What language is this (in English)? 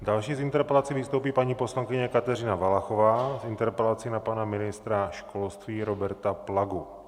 Czech